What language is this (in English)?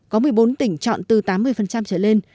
Vietnamese